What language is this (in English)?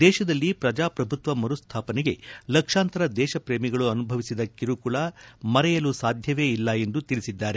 Kannada